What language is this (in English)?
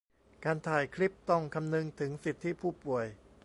Thai